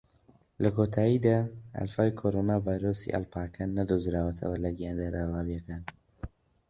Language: Central Kurdish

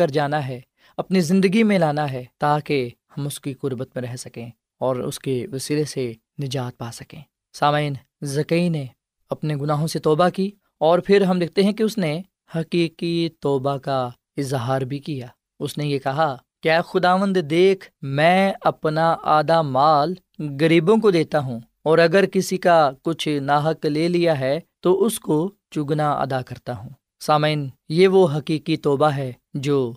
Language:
Urdu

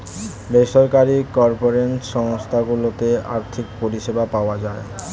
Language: Bangla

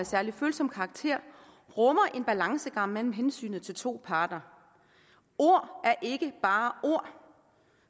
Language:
Danish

